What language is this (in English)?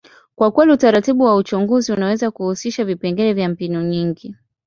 Swahili